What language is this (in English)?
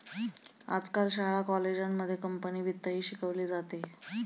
Marathi